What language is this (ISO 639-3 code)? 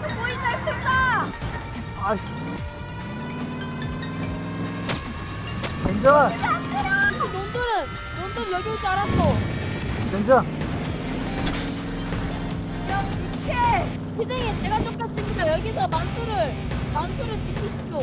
kor